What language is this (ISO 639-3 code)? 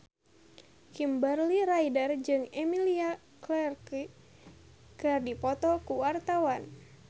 sun